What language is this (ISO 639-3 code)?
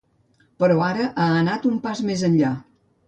cat